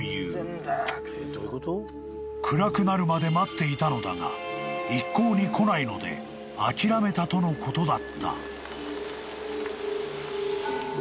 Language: Japanese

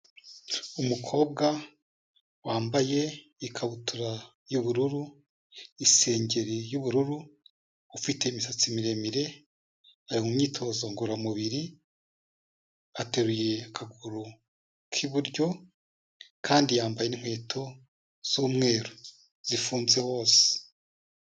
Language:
Kinyarwanda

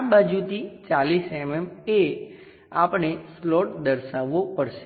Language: Gujarati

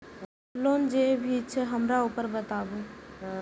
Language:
Maithili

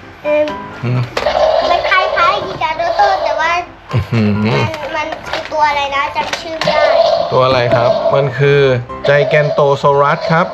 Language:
Thai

